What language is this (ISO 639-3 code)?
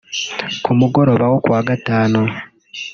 kin